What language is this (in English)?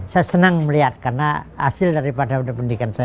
Indonesian